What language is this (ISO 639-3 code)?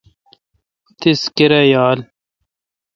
xka